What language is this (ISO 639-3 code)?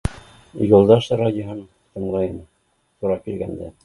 bak